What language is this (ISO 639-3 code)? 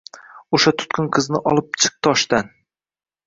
uzb